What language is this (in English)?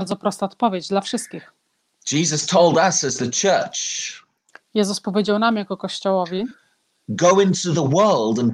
Polish